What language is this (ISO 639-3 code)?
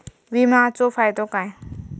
mar